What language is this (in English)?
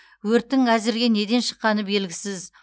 Kazakh